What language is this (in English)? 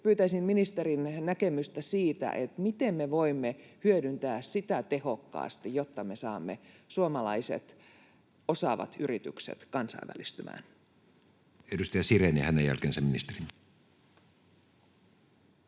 Finnish